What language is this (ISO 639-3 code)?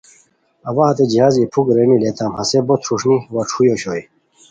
khw